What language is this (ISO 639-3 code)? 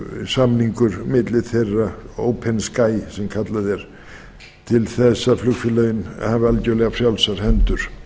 isl